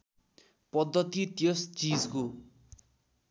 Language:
Nepali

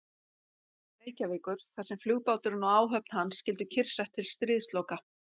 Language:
Icelandic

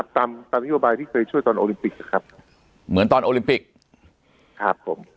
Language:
Thai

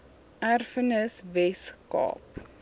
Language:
Afrikaans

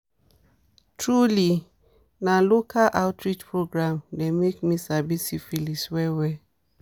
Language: Nigerian Pidgin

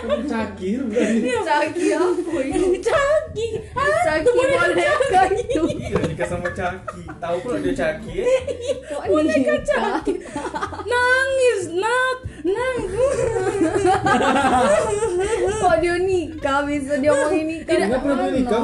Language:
Indonesian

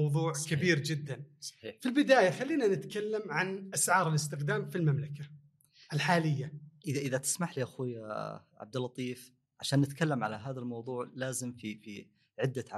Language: Arabic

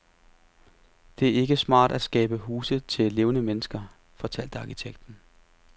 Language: Danish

